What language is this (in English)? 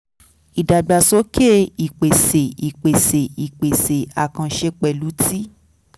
Yoruba